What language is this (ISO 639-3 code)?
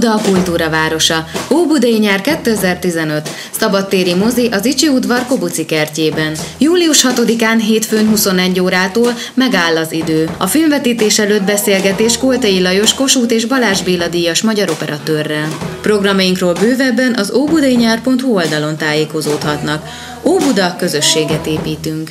hun